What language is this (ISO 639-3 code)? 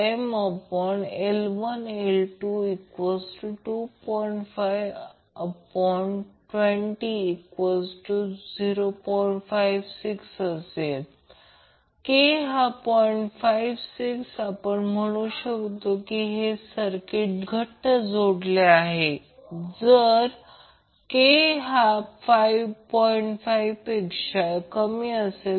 mar